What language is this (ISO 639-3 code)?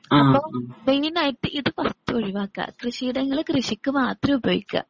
mal